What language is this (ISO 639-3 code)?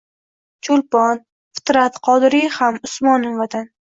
uzb